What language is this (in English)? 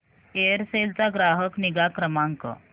Marathi